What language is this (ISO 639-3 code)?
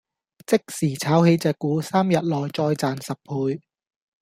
yue